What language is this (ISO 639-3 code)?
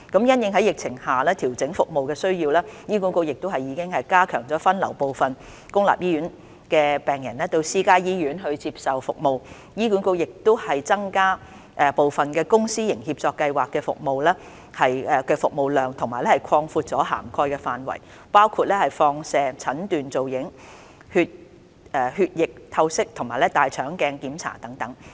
yue